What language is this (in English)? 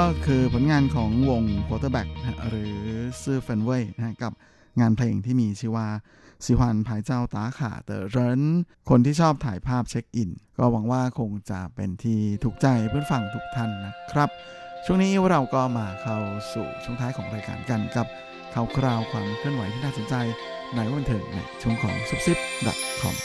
Thai